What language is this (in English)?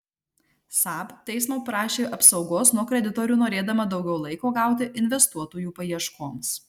Lithuanian